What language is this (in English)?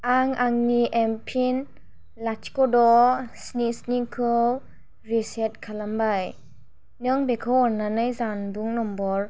Bodo